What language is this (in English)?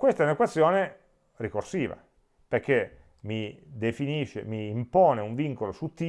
Italian